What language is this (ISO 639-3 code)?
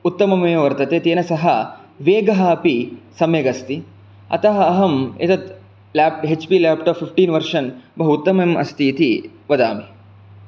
san